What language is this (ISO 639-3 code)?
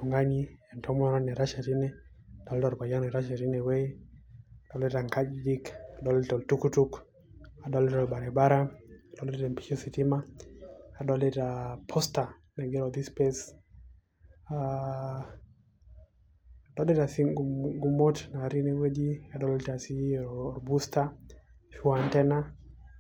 mas